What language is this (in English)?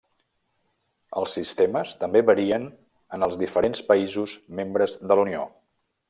Catalan